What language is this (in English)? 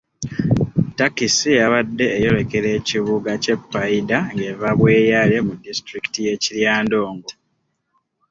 Ganda